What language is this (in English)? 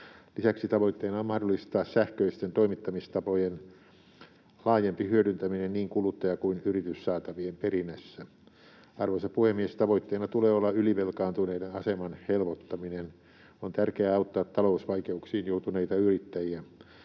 Finnish